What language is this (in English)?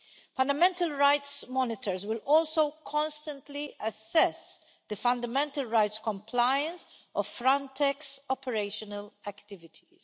English